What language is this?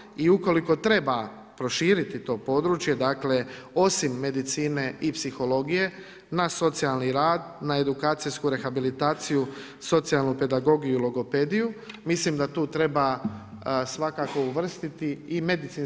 Croatian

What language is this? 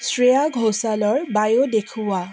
Assamese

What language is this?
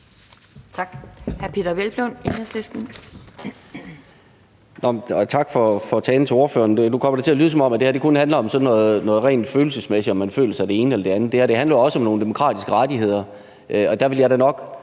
Danish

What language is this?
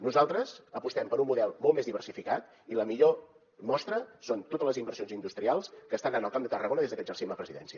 Catalan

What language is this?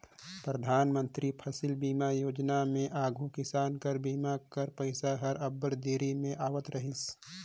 Chhattisgarhi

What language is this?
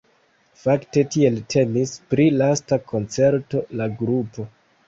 Esperanto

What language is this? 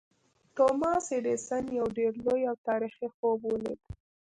Pashto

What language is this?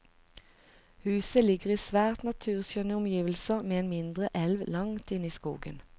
Norwegian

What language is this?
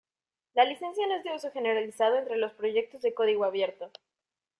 Spanish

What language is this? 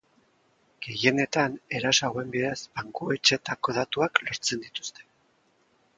Basque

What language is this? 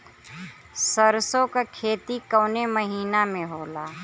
Bhojpuri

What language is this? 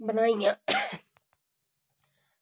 Dogri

